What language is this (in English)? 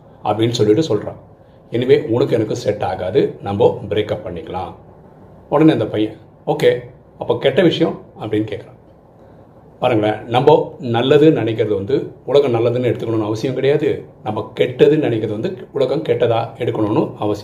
Tamil